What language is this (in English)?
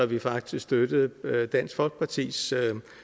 Danish